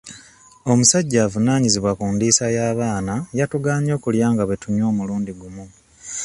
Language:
Ganda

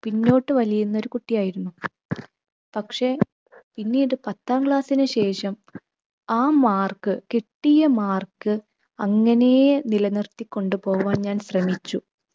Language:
Malayalam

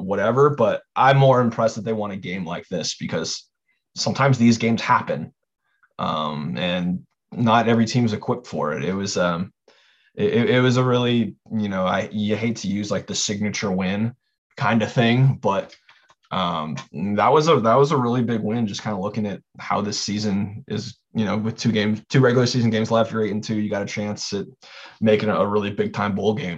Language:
English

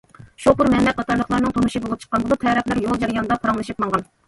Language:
Uyghur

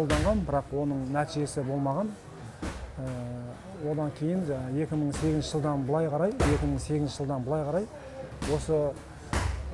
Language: Turkish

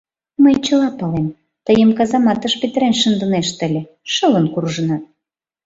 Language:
Mari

